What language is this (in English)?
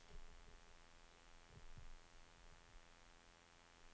Swedish